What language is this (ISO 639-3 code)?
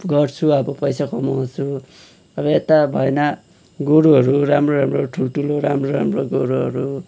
nep